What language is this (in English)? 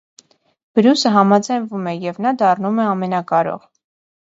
Armenian